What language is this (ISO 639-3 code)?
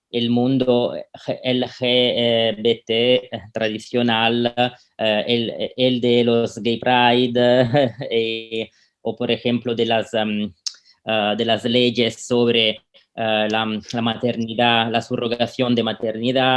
spa